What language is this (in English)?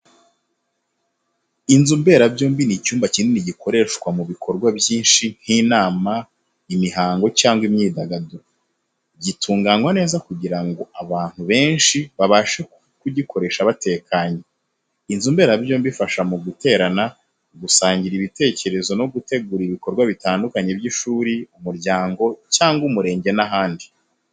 Kinyarwanda